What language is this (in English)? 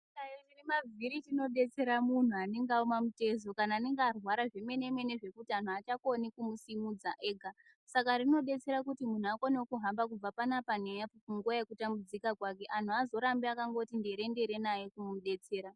Ndau